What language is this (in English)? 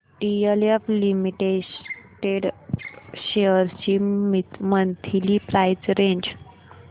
Marathi